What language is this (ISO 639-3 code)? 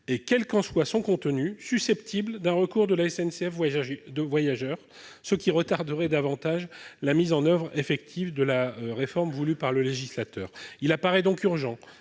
fra